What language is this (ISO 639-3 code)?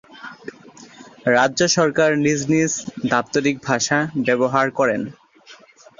ben